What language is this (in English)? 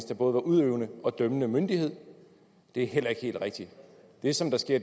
Danish